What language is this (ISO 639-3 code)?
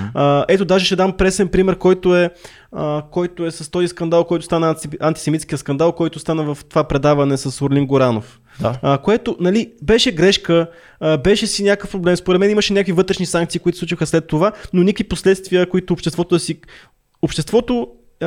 bul